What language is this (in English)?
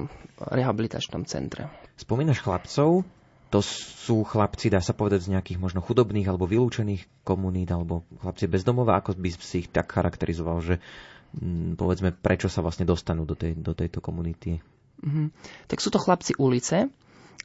Slovak